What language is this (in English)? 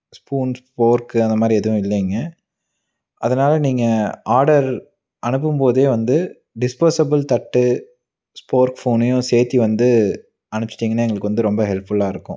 Tamil